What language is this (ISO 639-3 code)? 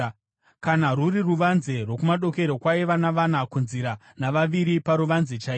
sna